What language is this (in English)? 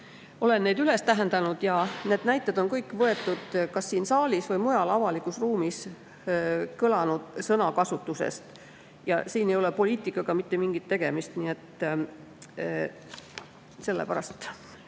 Estonian